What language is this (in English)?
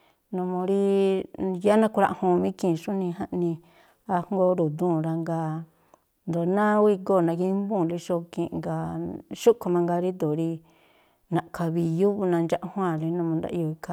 Tlacoapa Me'phaa